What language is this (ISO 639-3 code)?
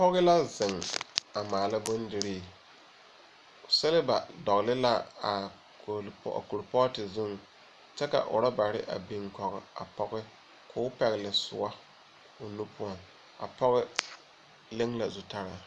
dga